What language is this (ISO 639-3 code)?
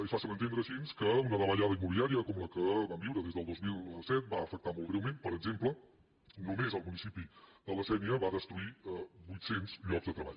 cat